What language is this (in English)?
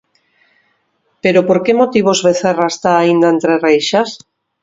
Galician